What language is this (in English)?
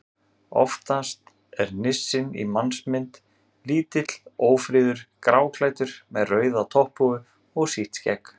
Icelandic